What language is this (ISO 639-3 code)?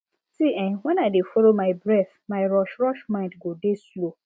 pcm